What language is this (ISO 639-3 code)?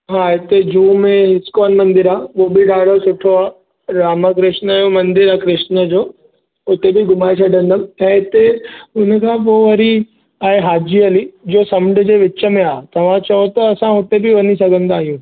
snd